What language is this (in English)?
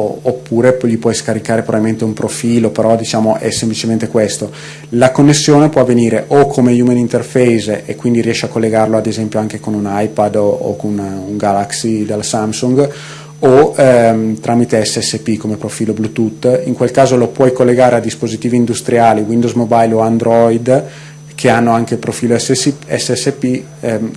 Italian